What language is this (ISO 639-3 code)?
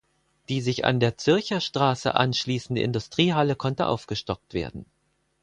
deu